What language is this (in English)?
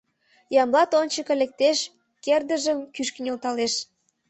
Mari